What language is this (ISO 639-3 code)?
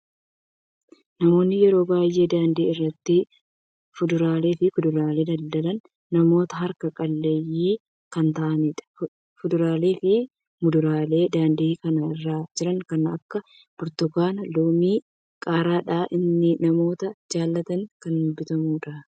orm